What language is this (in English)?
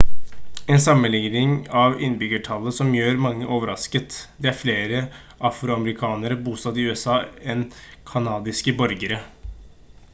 Norwegian Bokmål